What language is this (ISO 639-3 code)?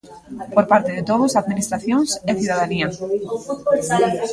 glg